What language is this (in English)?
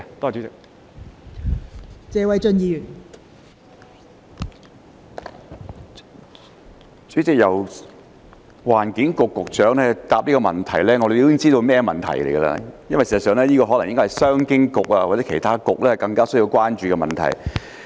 Cantonese